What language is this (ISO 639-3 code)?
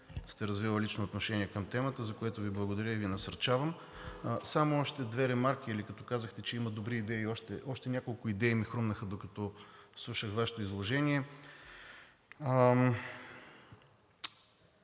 bul